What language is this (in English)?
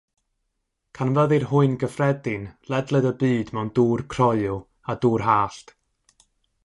Welsh